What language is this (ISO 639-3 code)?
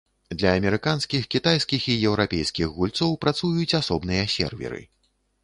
bel